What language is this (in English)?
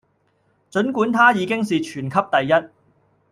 Cantonese